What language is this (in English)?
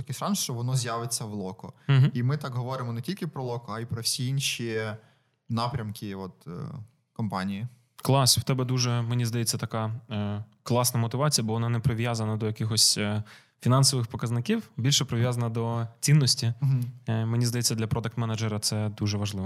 Ukrainian